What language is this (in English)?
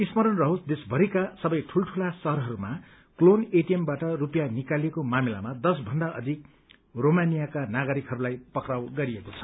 Nepali